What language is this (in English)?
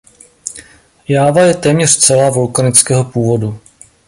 Czech